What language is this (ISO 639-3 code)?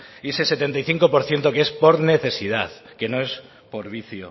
spa